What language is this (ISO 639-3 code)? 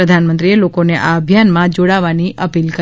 guj